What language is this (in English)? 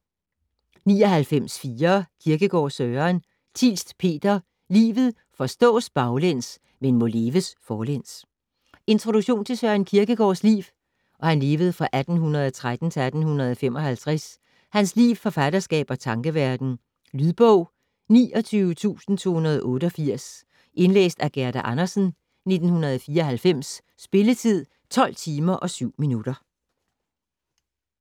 Danish